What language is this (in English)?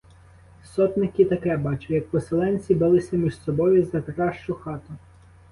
Ukrainian